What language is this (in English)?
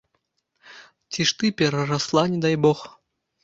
Belarusian